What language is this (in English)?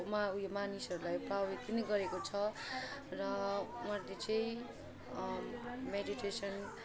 Nepali